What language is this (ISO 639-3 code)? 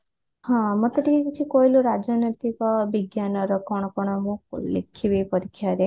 ori